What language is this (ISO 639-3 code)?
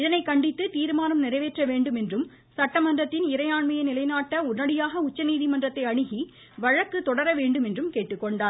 tam